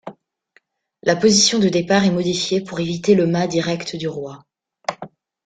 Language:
French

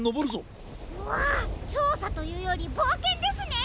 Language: Japanese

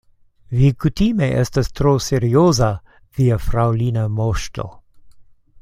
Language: Esperanto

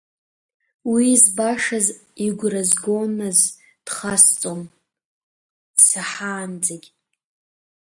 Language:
Abkhazian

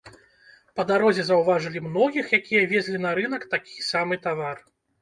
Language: Belarusian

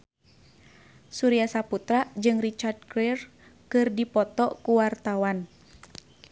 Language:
Sundanese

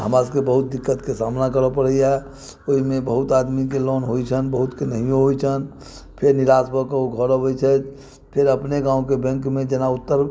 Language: Maithili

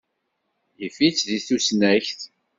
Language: Kabyle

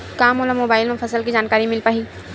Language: Chhattisgarhi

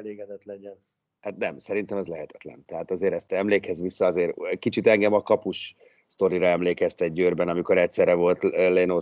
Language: Hungarian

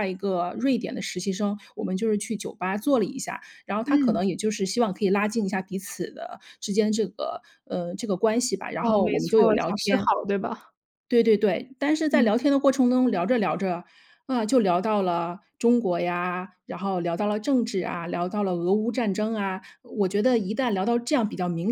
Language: Chinese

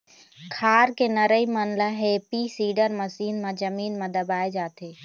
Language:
Chhattisgarhi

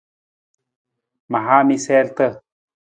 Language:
Nawdm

